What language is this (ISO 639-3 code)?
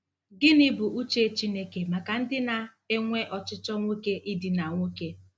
ibo